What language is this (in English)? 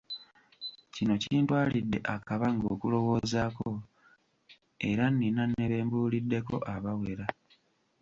Ganda